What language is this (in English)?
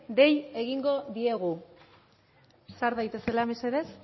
Basque